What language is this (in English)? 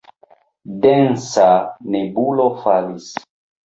Esperanto